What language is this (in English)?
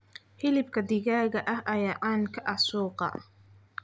Somali